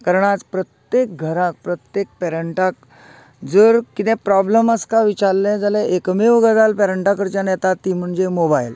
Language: Konkani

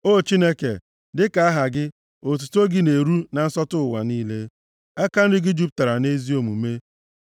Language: Igbo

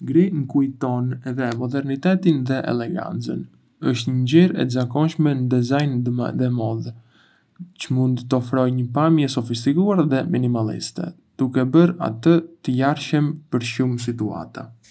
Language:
Arbëreshë Albanian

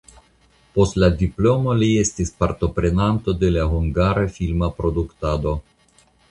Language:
Esperanto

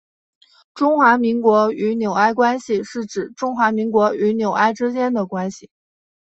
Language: Chinese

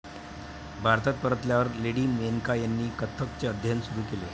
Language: Marathi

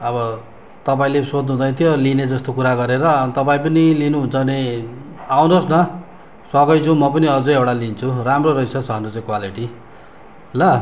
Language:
Nepali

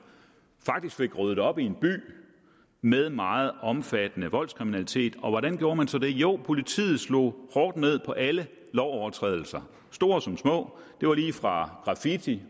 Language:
Danish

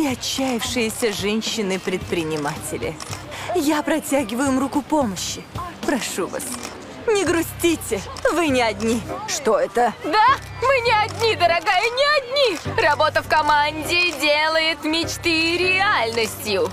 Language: Russian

